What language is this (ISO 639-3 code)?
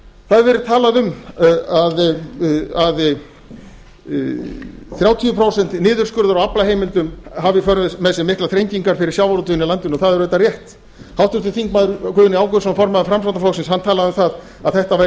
isl